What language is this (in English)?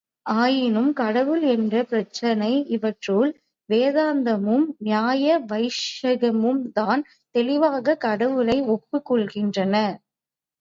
Tamil